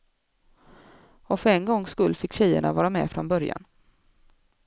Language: Swedish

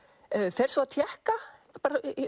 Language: Icelandic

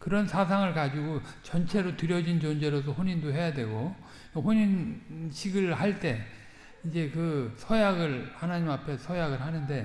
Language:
Korean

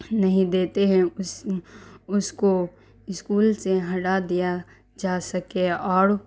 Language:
Urdu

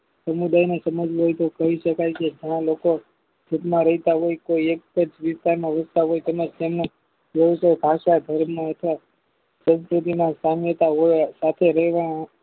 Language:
Gujarati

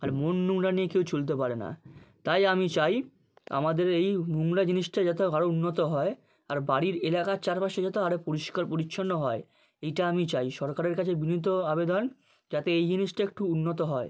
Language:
Bangla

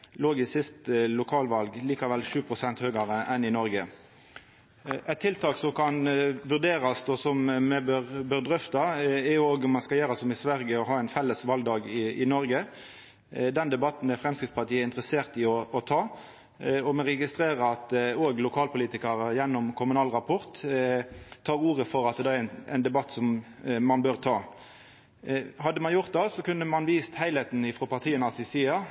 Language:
Norwegian Nynorsk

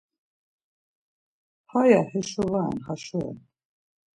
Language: Laz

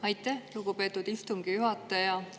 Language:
Estonian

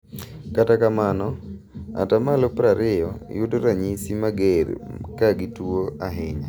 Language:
Luo (Kenya and Tanzania)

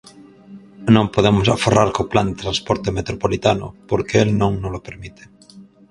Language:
Galician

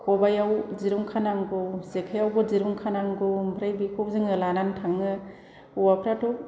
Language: Bodo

